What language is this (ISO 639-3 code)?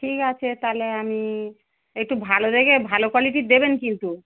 ben